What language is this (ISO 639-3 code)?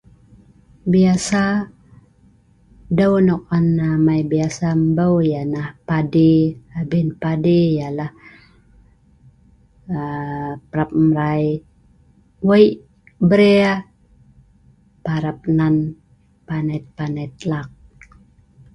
snv